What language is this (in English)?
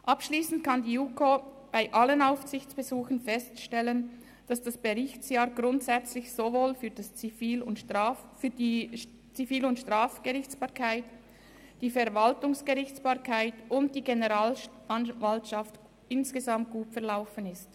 Swiss German